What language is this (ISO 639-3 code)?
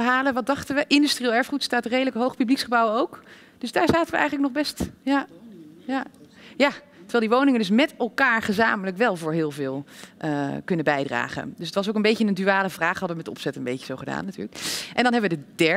nld